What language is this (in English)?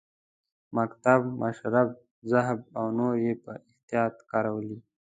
Pashto